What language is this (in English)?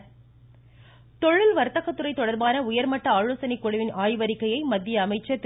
Tamil